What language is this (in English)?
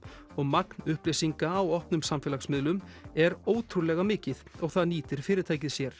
Icelandic